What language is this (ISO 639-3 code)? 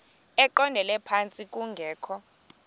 xho